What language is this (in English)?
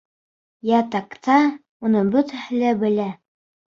Bashkir